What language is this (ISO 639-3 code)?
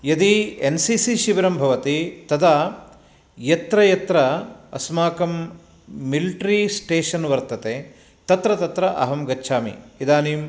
san